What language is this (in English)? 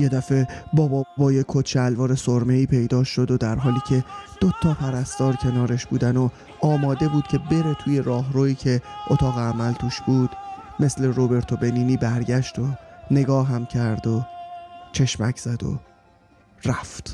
Persian